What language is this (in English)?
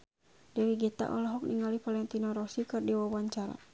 Sundanese